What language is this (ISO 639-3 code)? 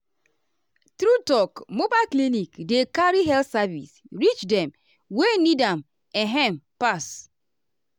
pcm